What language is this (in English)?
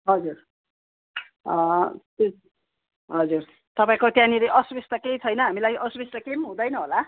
Nepali